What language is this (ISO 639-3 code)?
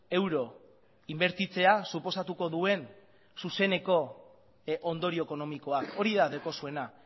eus